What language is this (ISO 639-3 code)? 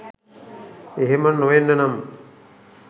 sin